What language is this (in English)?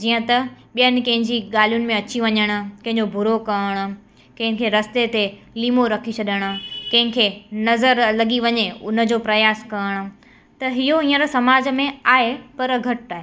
Sindhi